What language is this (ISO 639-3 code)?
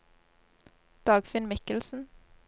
nor